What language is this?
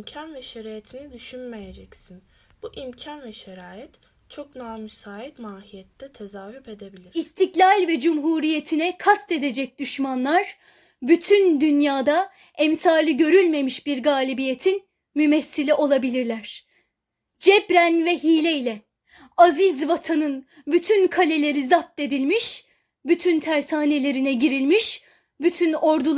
Turkish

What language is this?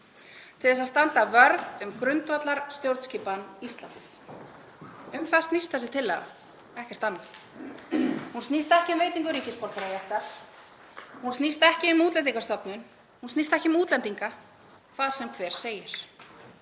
Icelandic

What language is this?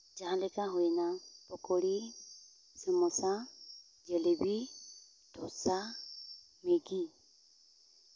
Santali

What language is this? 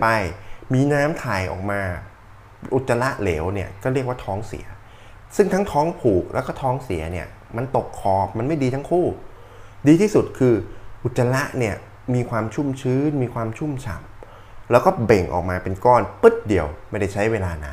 Thai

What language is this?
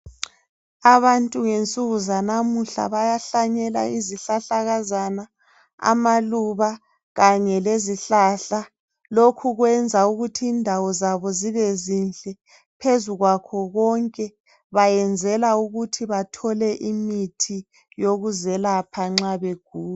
North Ndebele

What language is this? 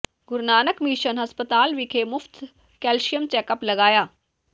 Punjabi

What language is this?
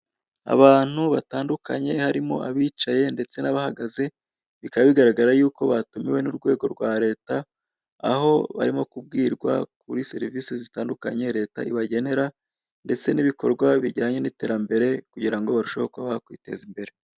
Kinyarwanda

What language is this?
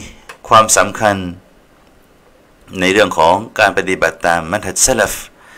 Thai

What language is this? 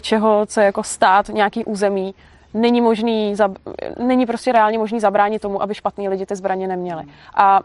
Czech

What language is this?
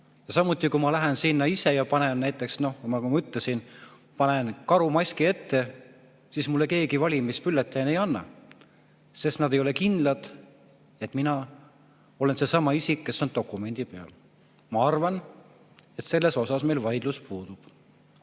Estonian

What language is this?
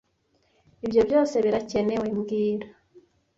Kinyarwanda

